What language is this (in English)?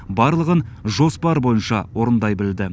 Kazakh